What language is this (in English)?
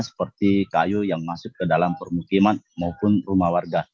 Indonesian